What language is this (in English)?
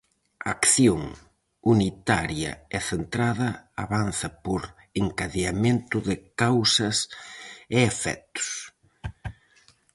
Galician